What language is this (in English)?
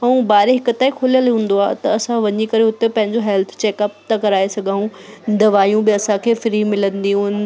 Sindhi